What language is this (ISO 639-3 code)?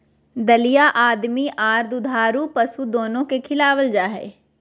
mag